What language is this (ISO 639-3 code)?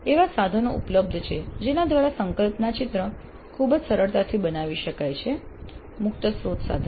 guj